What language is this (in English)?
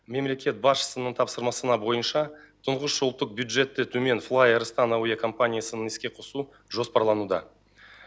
Kazakh